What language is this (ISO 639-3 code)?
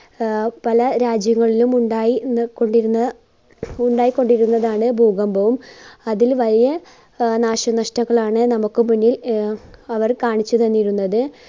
mal